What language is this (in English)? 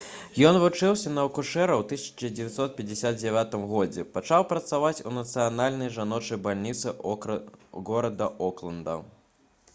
Belarusian